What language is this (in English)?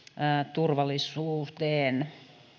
Finnish